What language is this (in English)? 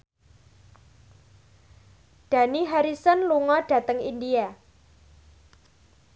Javanese